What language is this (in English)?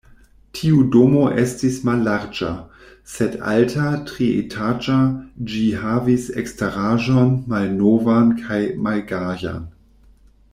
Esperanto